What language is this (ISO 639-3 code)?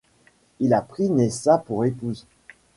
fra